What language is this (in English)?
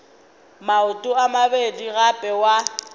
Northern Sotho